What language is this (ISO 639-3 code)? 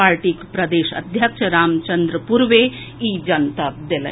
mai